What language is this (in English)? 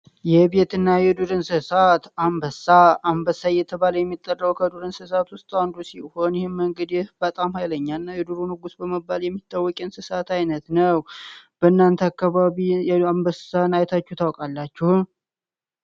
Amharic